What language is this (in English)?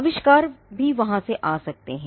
Hindi